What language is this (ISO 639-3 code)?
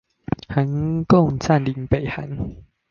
zho